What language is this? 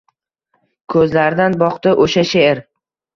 Uzbek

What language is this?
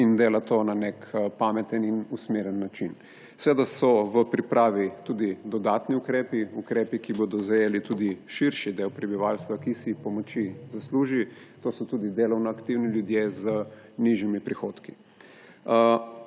Slovenian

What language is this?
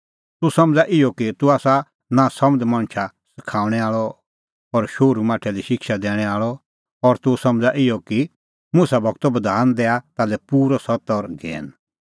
Kullu Pahari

